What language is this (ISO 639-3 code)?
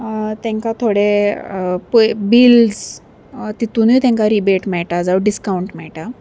kok